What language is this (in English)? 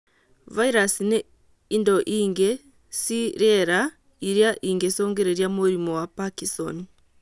Kikuyu